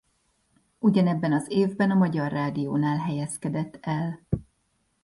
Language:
Hungarian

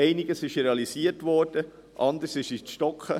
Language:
Swiss German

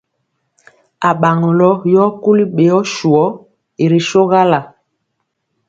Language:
Mpiemo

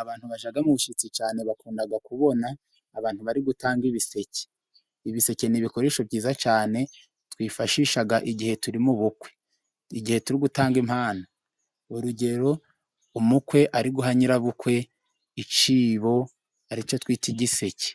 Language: Kinyarwanda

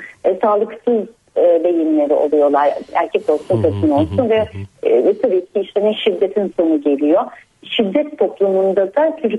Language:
Turkish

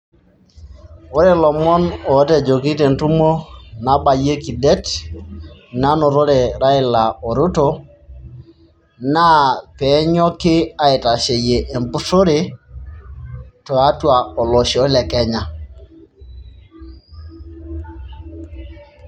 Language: Masai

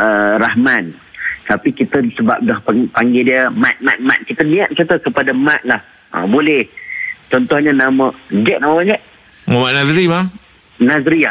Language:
Malay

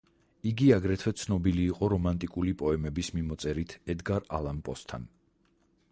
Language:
Georgian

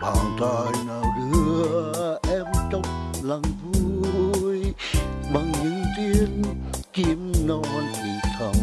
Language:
Vietnamese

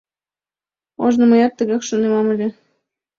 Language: Mari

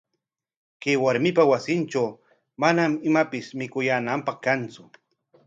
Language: Corongo Ancash Quechua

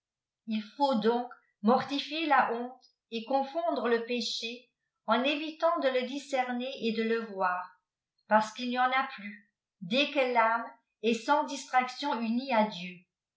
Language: French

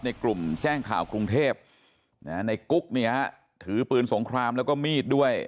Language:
Thai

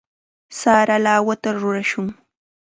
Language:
Chiquián Ancash Quechua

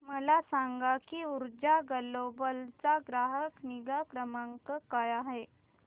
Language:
Marathi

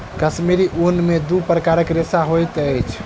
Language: Maithili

